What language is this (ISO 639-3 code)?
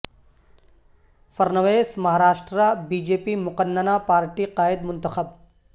urd